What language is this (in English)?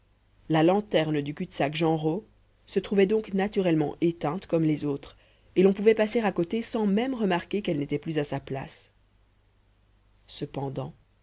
French